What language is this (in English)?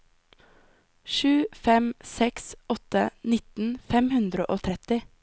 Norwegian